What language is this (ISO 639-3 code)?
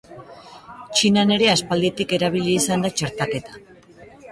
eus